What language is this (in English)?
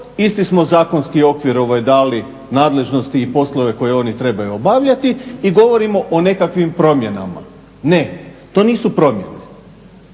Croatian